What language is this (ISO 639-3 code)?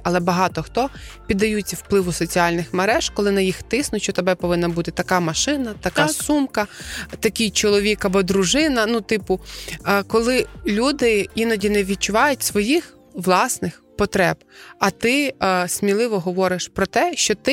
ukr